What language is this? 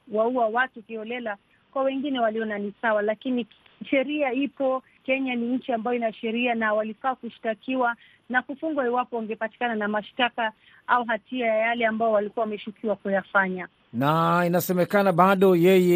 Swahili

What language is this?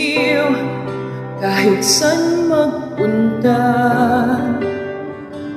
Arabic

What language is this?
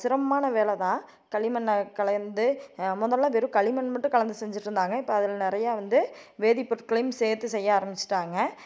Tamil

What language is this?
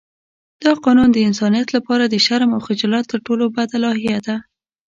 Pashto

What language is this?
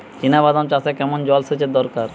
Bangla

